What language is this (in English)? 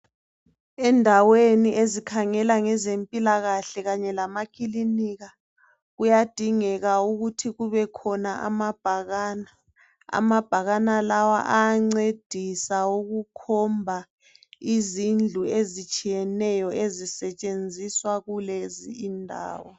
North Ndebele